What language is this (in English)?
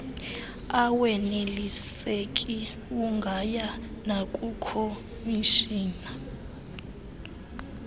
Xhosa